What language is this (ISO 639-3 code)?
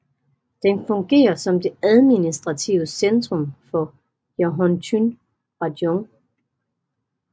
dan